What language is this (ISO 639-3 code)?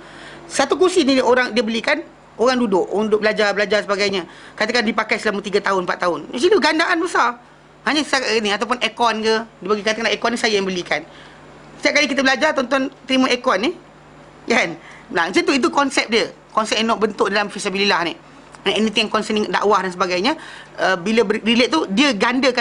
msa